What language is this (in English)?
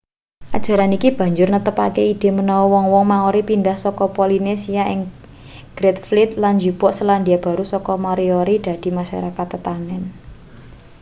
Javanese